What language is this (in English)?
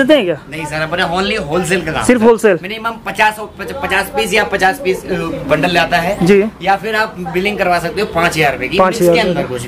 Hindi